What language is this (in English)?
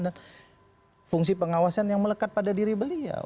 Indonesian